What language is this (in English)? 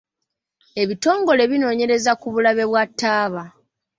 Ganda